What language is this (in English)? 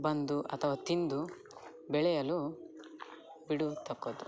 Kannada